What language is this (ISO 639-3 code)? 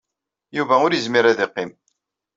kab